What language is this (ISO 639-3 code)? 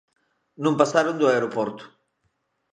glg